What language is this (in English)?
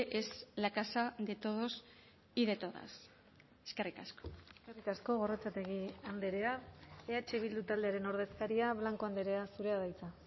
Basque